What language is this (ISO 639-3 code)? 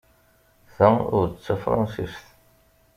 kab